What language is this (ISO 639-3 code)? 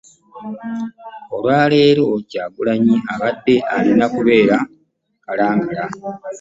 lug